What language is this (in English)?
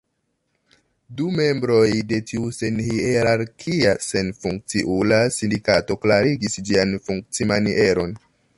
Esperanto